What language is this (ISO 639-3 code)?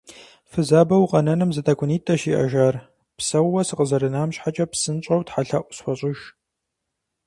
kbd